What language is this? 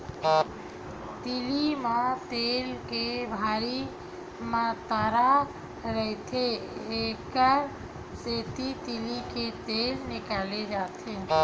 Chhattisgarhi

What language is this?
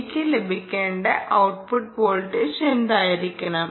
Malayalam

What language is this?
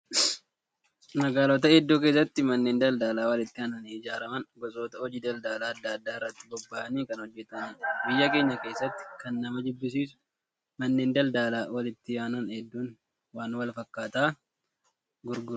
Oromo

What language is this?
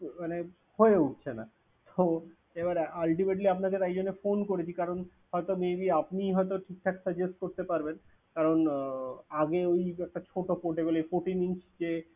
Bangla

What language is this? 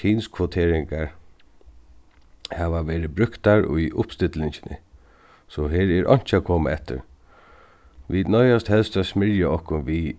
Faroese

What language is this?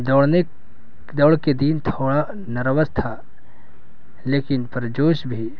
Urdu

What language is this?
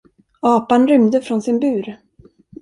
Swedish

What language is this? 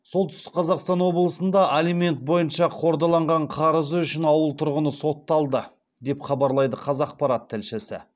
Kazakh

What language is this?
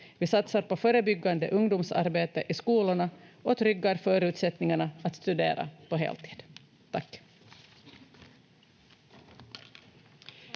Finnish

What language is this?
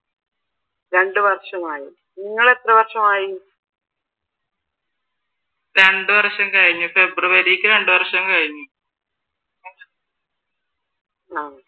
Malayalam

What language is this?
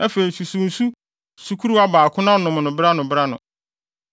Akan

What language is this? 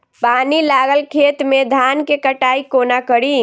Maithili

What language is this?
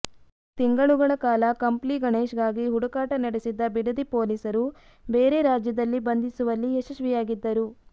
Kannada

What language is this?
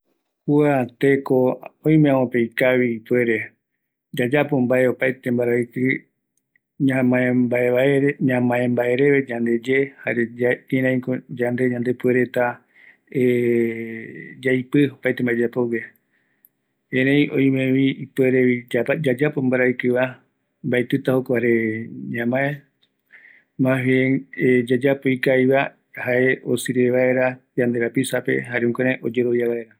Eastern Bolivian Guaraní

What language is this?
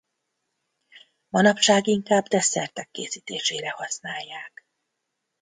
Hungarian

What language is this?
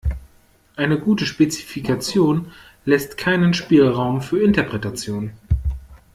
German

